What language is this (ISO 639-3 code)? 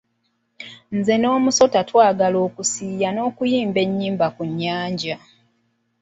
lug